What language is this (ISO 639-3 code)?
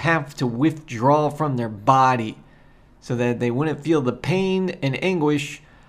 eng